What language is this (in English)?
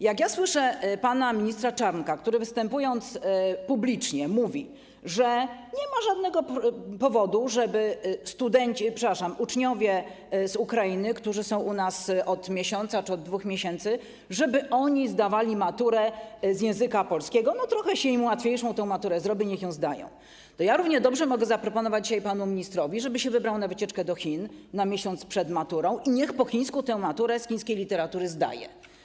Polish